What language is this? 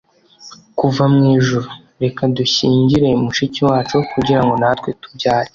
Kinyarwanda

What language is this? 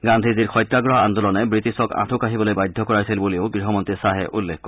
Assamese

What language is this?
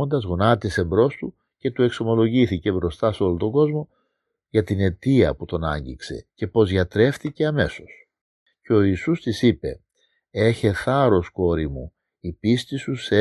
Greek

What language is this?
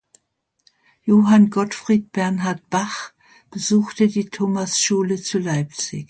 German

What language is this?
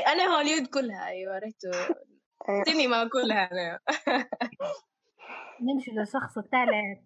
Arabic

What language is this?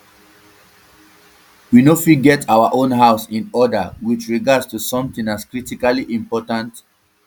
Nigerian Pidgin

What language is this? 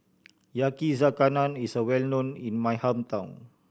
English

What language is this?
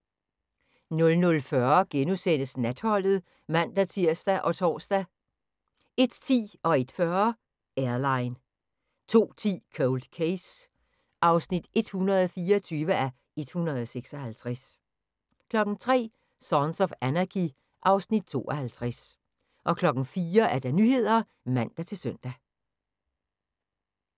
Danish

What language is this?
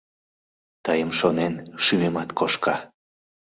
Mari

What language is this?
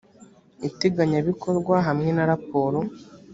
Kinyarwanda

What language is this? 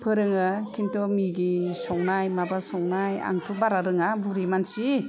Bodo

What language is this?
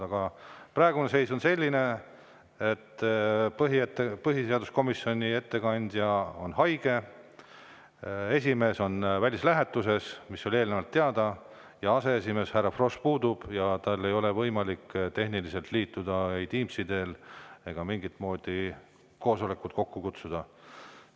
Estonian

